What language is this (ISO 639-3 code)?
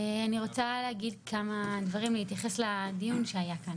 heb